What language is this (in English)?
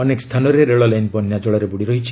Odia